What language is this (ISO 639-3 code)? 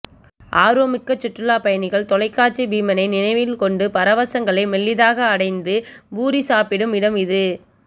tam